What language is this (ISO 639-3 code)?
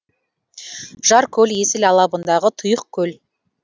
kaz